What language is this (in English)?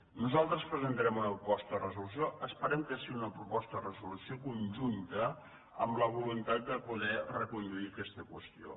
Catalan